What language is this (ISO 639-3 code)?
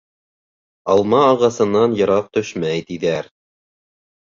bak